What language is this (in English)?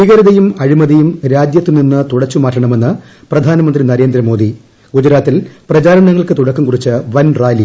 Malayalam